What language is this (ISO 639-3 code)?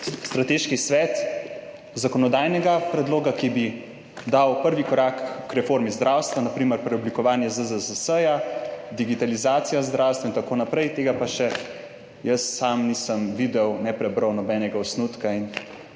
slv